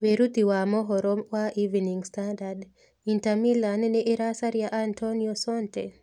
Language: Kikuyu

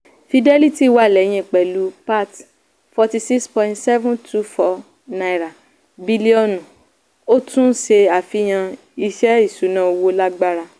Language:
Yoruba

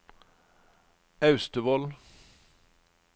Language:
Norwegian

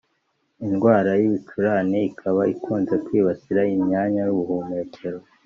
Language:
Kinyarwanda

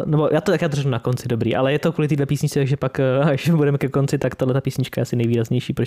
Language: Czech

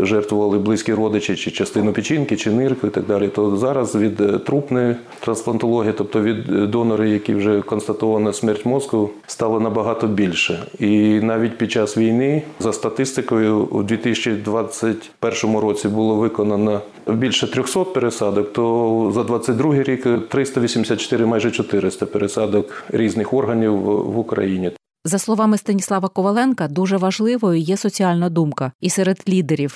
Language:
Ukrainian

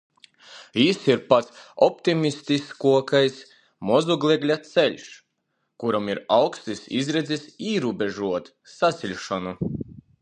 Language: Latgalian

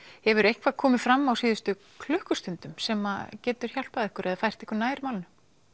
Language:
Icelandic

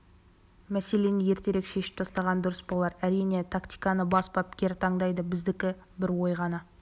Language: Kazakh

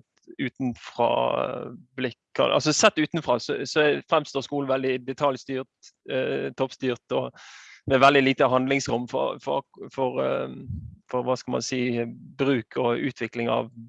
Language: Norwegian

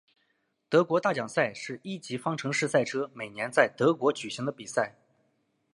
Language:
Chinese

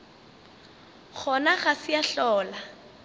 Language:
Northern Sotho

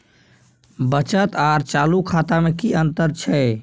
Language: Maithili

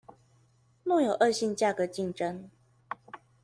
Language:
Chinese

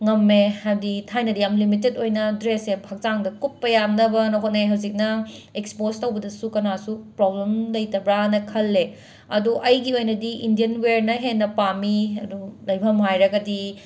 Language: Manipuri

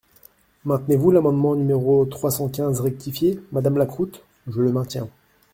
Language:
French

